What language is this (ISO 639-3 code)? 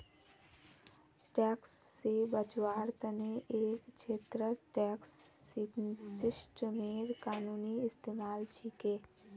mag